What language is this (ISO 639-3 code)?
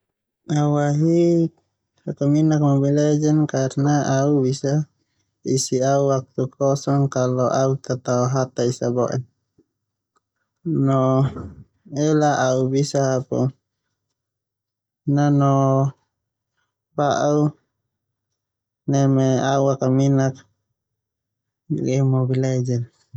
twu